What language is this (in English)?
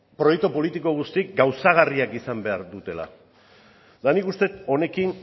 Basque